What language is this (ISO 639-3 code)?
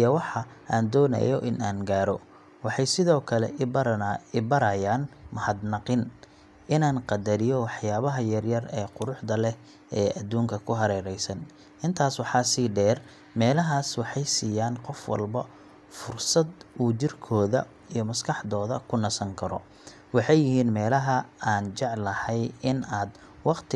som